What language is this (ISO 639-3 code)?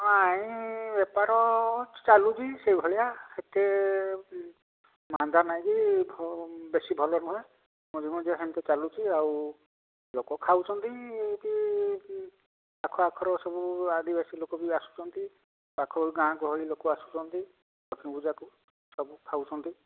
ori